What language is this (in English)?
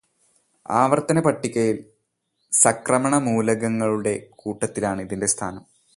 Malayalam